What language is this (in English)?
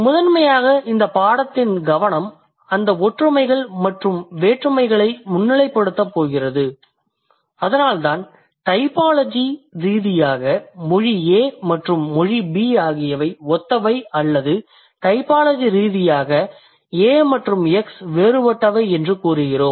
Tamil